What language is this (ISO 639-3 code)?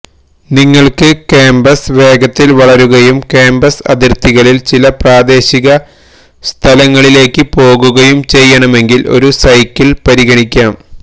mal